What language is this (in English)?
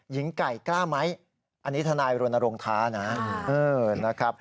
Thai